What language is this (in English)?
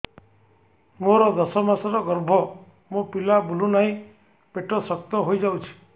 Odia